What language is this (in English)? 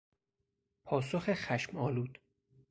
Persian